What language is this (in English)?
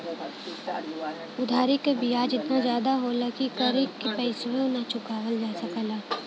Bhojpuri